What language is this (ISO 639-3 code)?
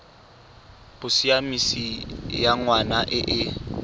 tsn